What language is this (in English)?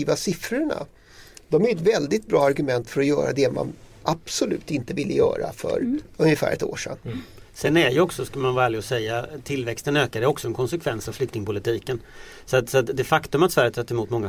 Swedish